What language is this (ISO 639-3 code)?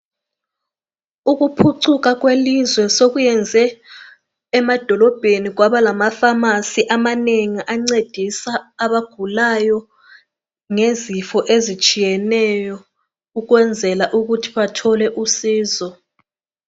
nde